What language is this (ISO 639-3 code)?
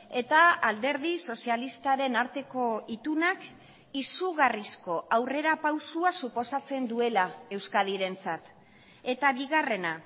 eus